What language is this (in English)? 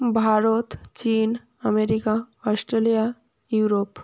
Bangla